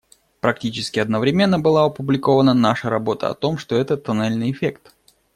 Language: Russian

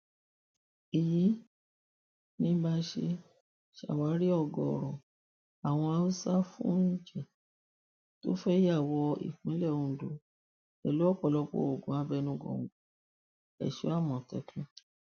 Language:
Yoruba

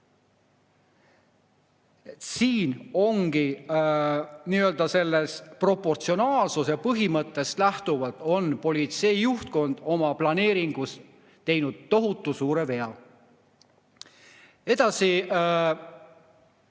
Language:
Estonian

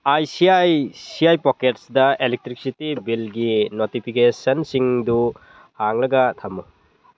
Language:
Manipuri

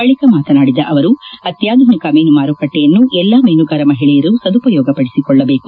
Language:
Kannada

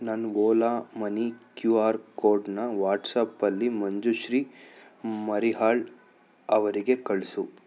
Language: Kannada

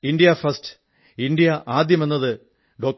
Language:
Malayalam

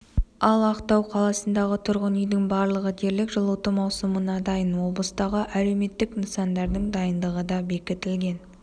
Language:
Kazakh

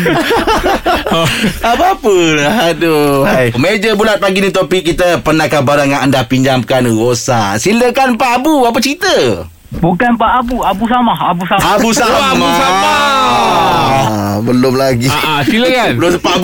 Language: Malay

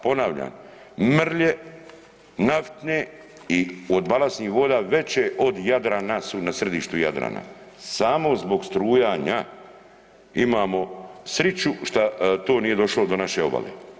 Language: Croatian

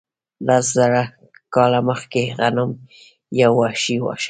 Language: Pashto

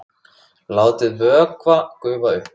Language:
Icelandic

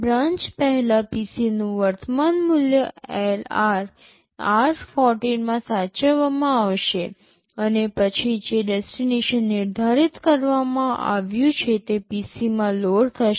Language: Gujarati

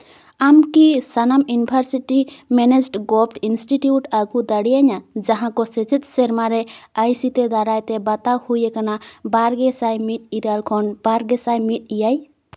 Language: Santali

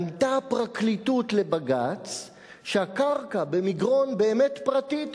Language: Hebrew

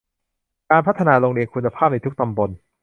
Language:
Thai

